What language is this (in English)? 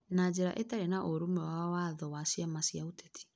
Kikuyu